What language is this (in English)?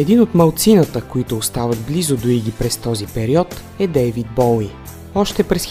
Bulgarian